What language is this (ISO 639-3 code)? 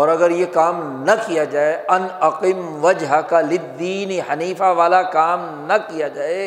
urd